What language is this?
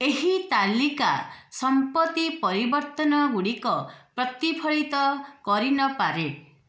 Odia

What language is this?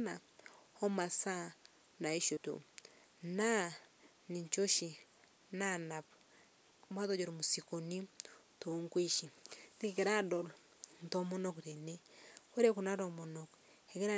Masai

